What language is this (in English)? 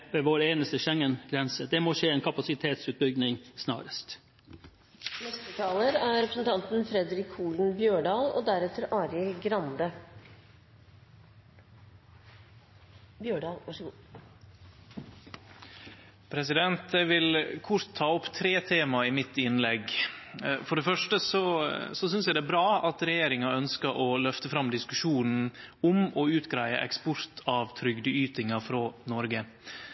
Norwegian Nynorsk